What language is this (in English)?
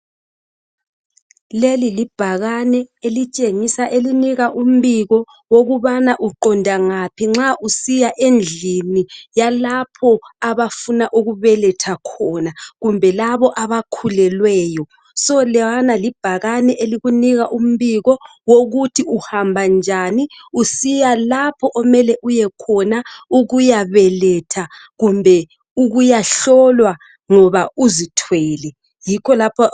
North Ndebele